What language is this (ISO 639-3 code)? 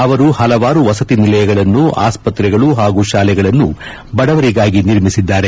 kan